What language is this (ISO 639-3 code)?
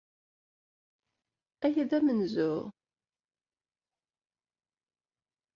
kab